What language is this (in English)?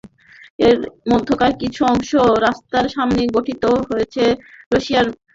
Bangla